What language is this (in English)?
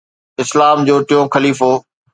Sindhi